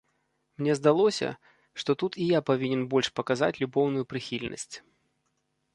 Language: Belarusian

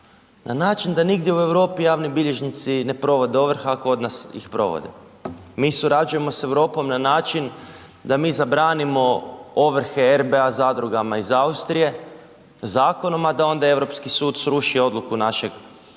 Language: Croatian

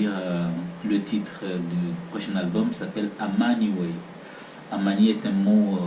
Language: French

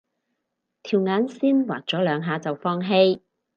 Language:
Cantonese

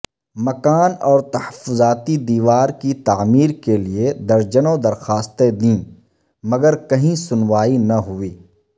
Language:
Urdu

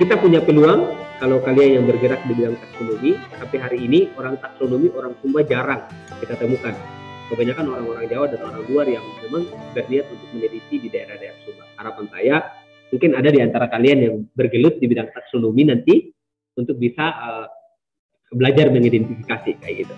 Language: Indonesian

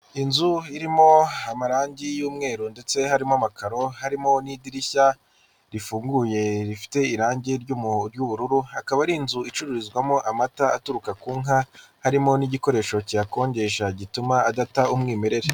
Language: Kinyarwanda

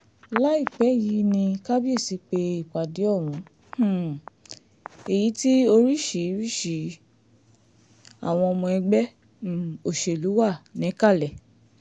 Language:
Yoruba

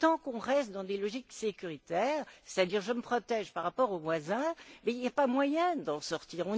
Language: French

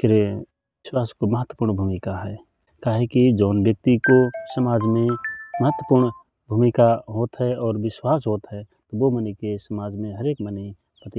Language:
Rana Tharu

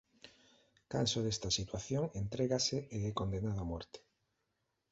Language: Galician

